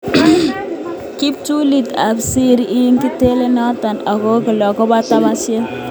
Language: Kalenjin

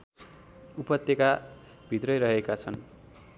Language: Nepali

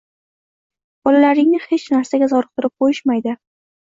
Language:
Uzbek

